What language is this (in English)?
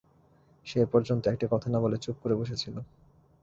Bangla